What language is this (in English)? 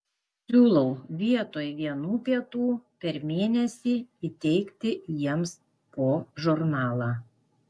Lithuanian